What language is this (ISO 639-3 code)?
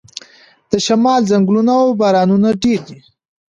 pus